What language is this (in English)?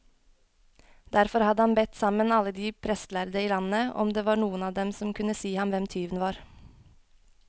Norwegian